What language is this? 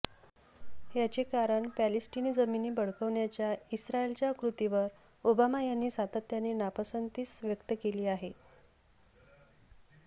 Marathi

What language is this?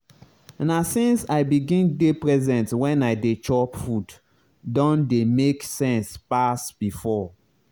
Nigerian Pidgin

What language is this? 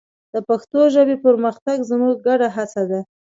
Pashto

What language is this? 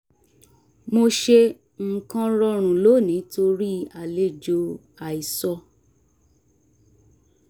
Yoruba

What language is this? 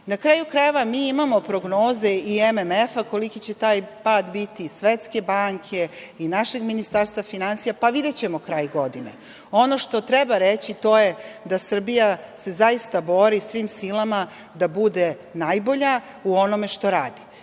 Serbian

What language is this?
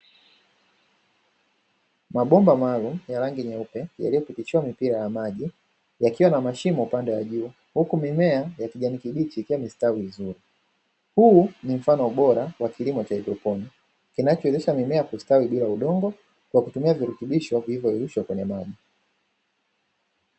Swahili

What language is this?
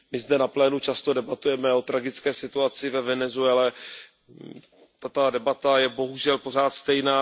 Czech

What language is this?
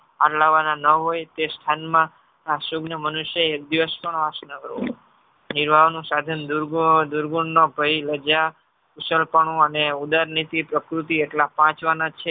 Gujarati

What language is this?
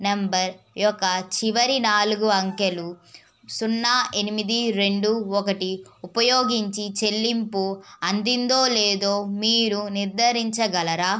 Telugu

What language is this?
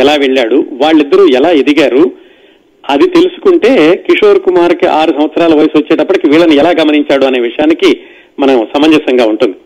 Telugu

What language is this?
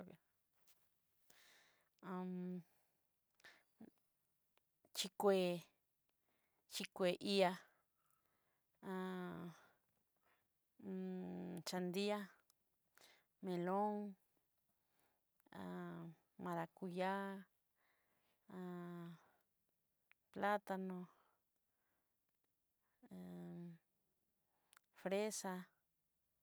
Southeastern Nochixtlán Mixtec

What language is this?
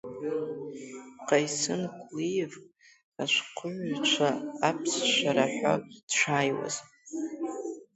Abkhazian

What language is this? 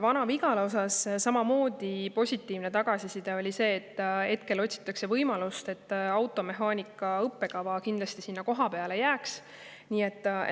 Estonian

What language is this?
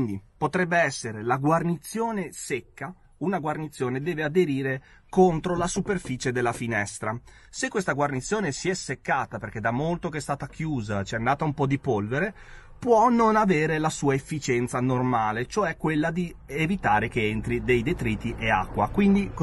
Italian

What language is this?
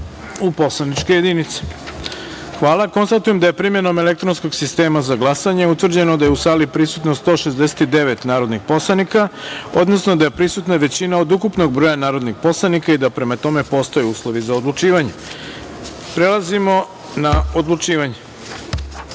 Serbian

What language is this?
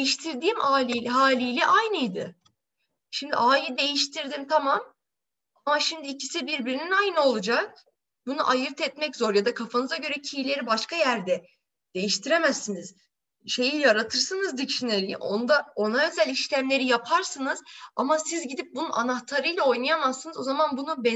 Turkish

